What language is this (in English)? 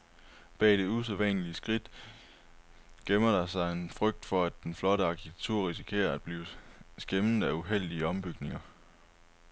Danish